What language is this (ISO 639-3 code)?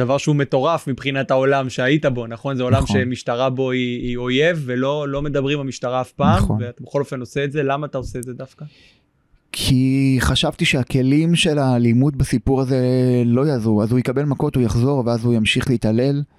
heb